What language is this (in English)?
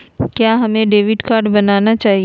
Magahi